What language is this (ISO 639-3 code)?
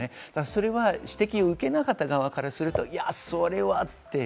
jpn